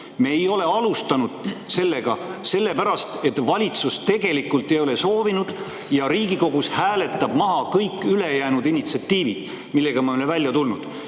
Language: Estonian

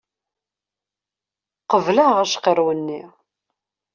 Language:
Kabyle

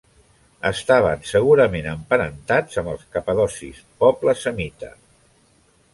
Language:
Catalan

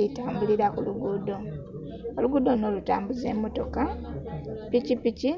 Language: Soga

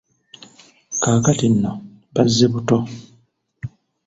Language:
Ganda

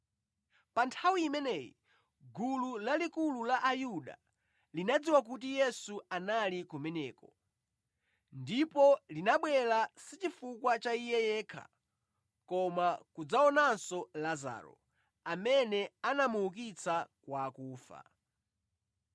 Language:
Nyanja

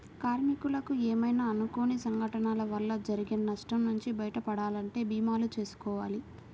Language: Telugu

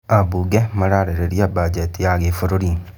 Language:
Kikuyu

